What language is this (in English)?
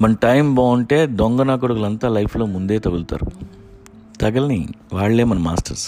Telugu